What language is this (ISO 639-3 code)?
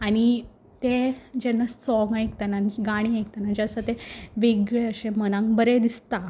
kok